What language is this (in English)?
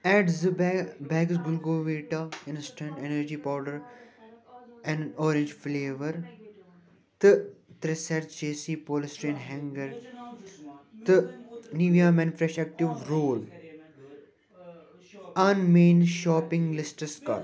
Kashmiri